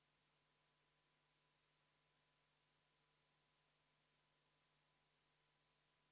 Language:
Estonian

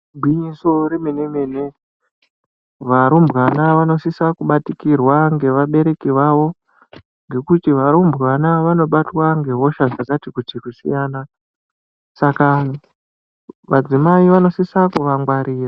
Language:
Ndau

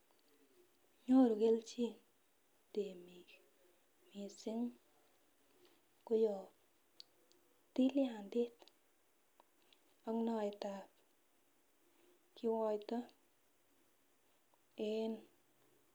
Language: Kalenjin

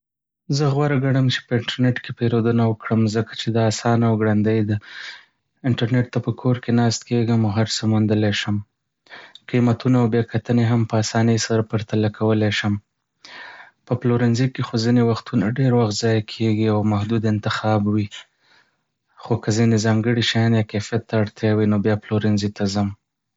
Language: Pashto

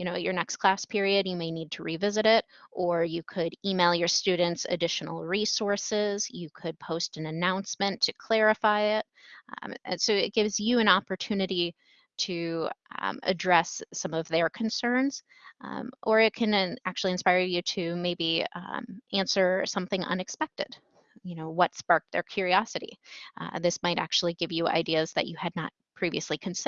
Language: English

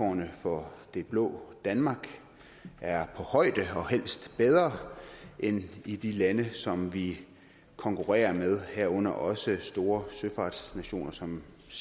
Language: Danish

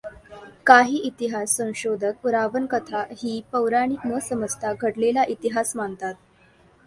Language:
Marathi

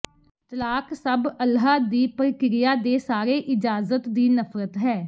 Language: Punjabi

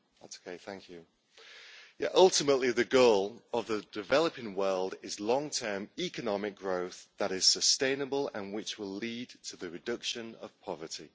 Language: English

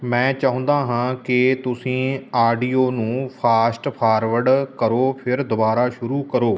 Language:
Punjabi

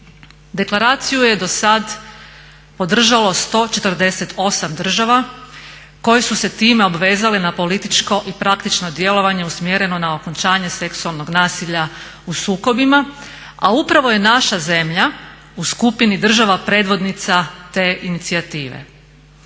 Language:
Croatian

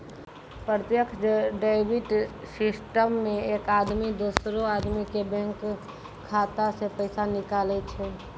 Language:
Maithili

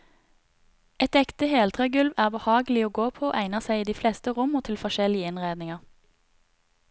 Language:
Norwegian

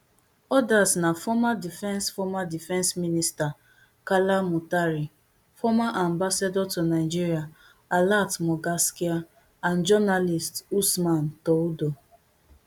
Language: Nigerian Pidgin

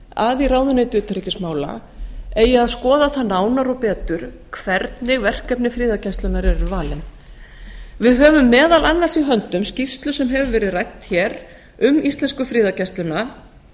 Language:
Icelandic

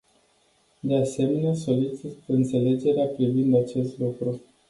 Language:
Romanian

